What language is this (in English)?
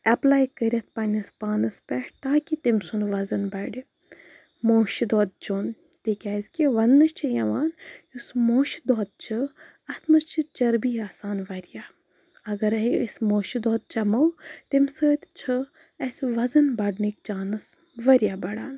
Kashmiri